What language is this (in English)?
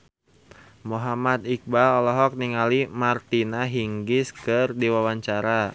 Sundanese